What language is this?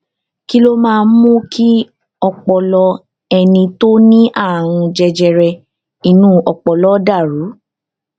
Yoruba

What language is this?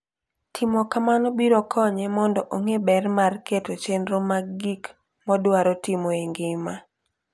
Luo (Kenya and Tanzania)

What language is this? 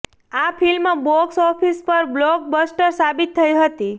Gujarati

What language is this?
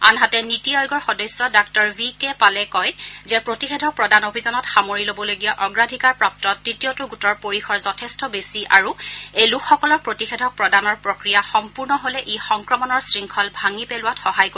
Assamese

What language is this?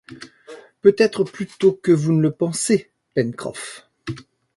French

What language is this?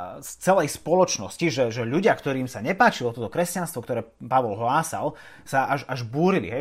Slovak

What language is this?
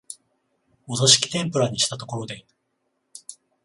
Japanese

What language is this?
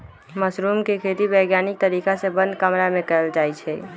Magahi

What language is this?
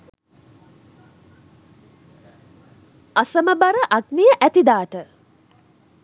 Sinhala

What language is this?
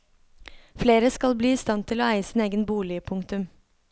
Norwegian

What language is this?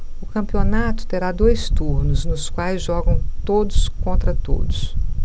Portuguese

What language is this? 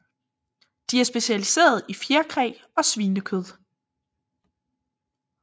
Danish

